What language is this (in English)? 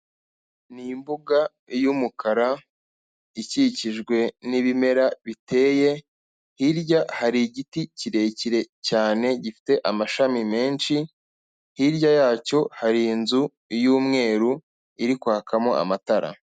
Kinyarwanda